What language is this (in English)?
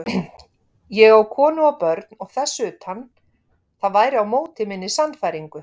Icelandic